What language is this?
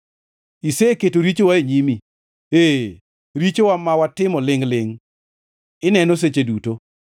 Luo (Kenya and Tanzania)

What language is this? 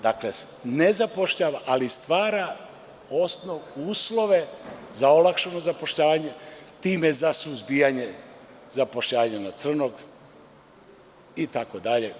Serbian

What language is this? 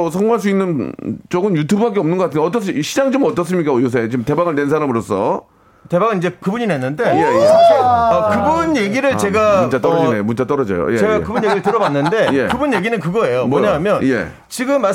Korean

